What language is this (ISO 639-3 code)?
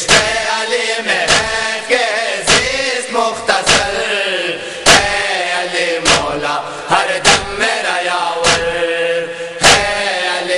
fas